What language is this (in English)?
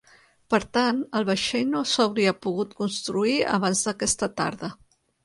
Catalan